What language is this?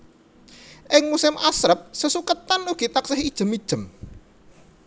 Javanese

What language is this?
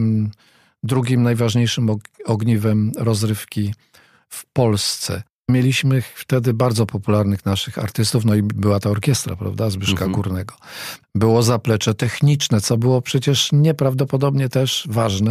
Polish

